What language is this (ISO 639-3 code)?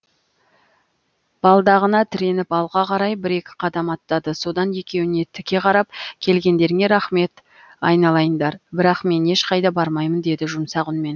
kaz